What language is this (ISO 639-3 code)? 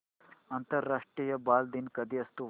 mar